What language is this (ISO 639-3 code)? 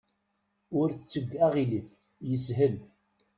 kab